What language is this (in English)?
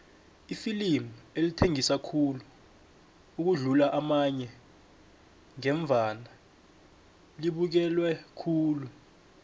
South Ndebele